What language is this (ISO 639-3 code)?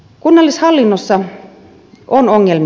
fin